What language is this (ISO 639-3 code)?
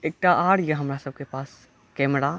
mai